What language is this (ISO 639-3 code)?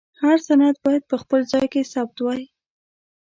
pus